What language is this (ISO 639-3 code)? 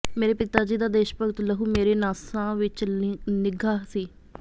pan